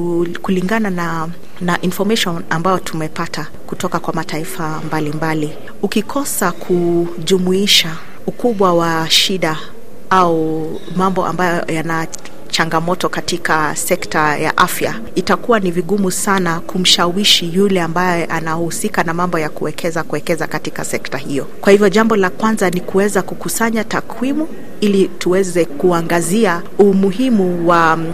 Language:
Swahili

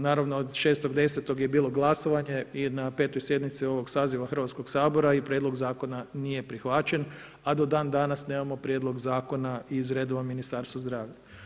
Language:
Croatian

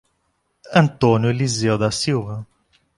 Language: Portuguese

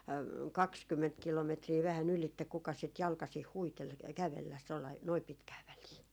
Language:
Finnish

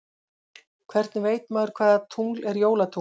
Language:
Icelandic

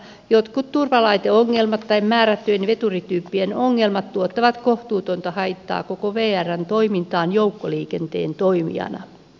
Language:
Finnish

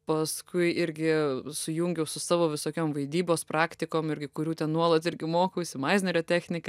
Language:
Lithuanian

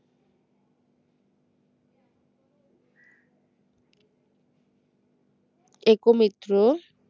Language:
Bangla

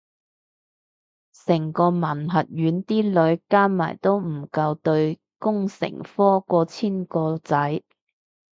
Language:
Cantonese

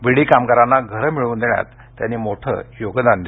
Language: Marathi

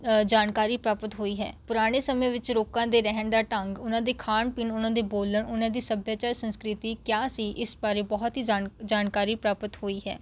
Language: Punjabi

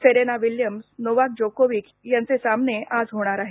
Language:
Marathi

